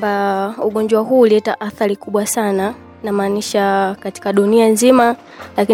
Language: Swahili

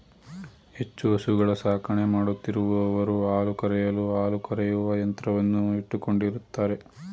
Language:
Kannada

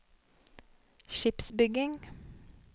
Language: Norwegian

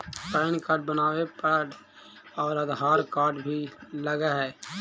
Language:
Magahi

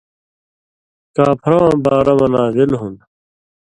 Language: Indus Kohistani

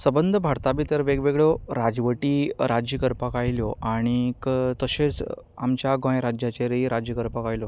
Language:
Konkani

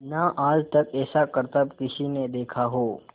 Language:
Hindi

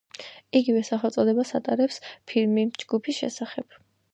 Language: Georgian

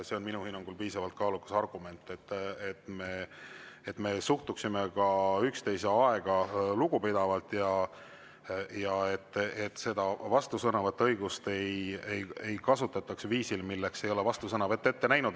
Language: Estonian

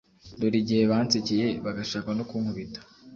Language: Kinyarwanda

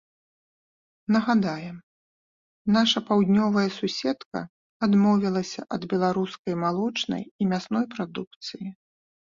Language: Belarusian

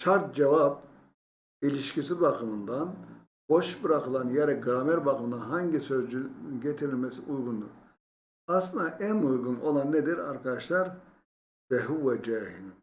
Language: Turkish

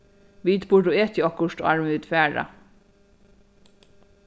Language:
Faroese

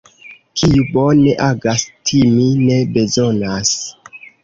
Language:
Esperanto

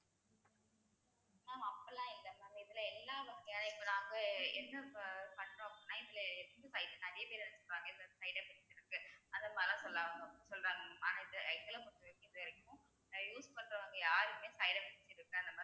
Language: Tamil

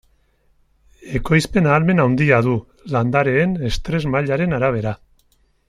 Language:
Basque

